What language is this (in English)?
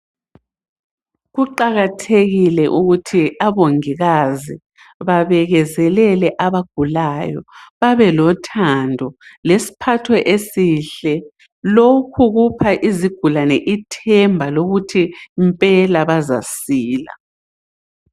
North Ndebele